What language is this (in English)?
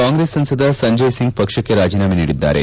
Kannada